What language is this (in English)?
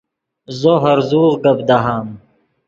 Yidgha